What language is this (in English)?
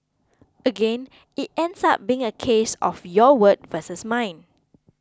English